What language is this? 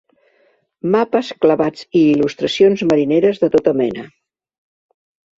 Catalan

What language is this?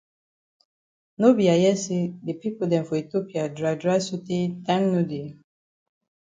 Cameroon Pidgin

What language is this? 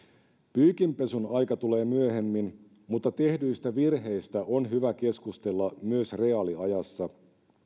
Finnish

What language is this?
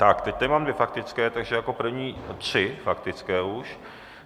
Czech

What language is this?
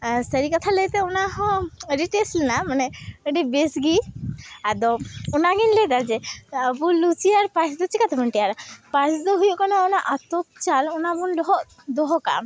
Santali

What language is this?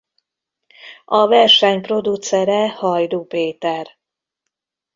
Hungarian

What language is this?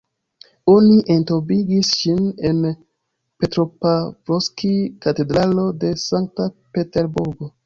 Esperanto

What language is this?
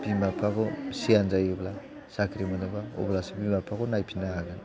Bodo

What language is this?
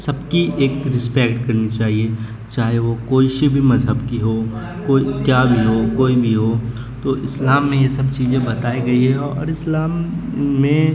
Urdu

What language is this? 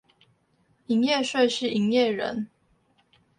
Chinese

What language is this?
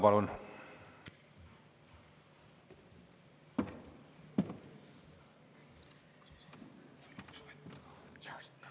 Estonian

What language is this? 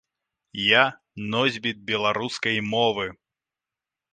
Belarusian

